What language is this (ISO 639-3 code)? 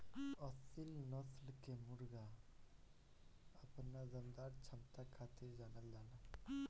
bho